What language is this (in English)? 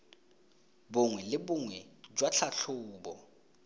Tswana